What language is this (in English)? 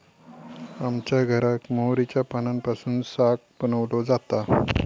Marathi